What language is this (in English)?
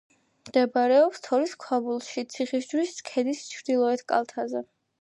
Georgian